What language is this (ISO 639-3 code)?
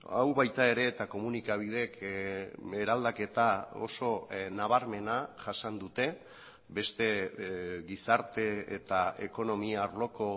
eus